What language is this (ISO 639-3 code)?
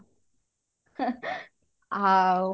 ori